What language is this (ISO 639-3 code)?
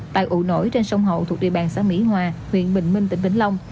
vie